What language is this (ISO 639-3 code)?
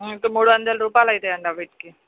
tel